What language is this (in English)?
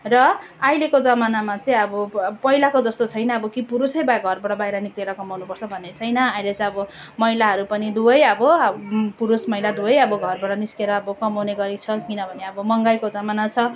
Nepali